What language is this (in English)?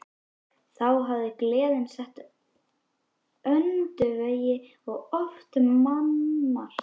Icelandic